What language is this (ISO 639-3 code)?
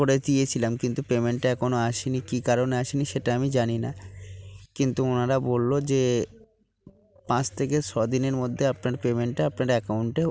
ben